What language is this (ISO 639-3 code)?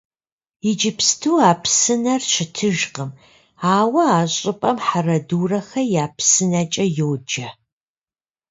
kbd